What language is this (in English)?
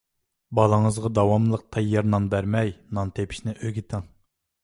Uyghur